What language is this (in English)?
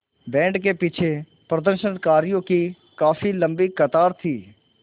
Hindi